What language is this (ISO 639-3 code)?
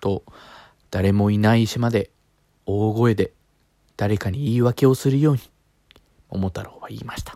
jpn